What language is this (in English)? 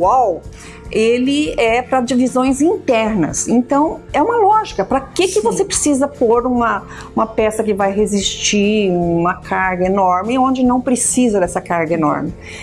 Portuguese